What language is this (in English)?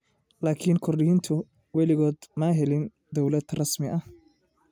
Somali